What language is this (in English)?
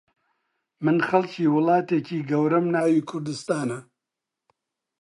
Central Kurdish